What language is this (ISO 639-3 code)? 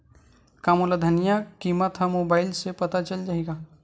hne